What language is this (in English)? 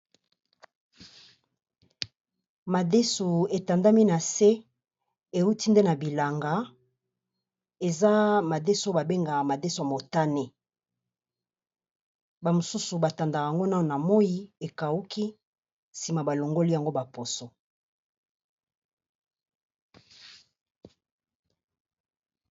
Lingala